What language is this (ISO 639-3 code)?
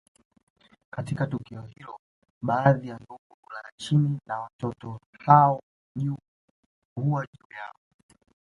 swa